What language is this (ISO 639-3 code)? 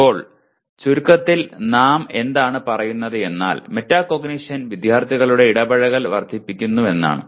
mal